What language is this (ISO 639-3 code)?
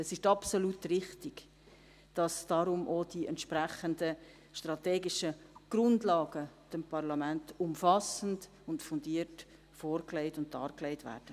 gsw